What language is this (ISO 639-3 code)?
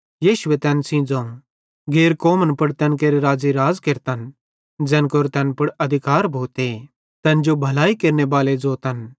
bhd